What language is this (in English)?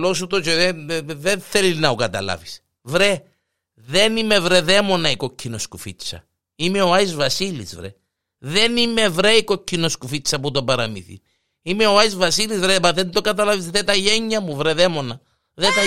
Greek